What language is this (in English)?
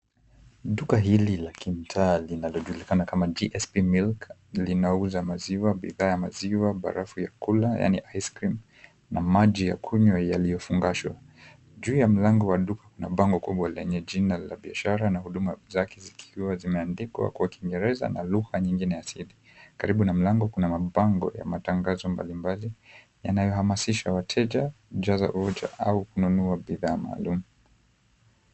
Swahili